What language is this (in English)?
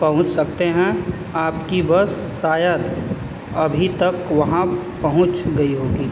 Hindi